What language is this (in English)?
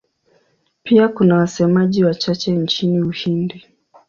Swahili